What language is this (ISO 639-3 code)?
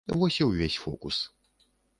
bel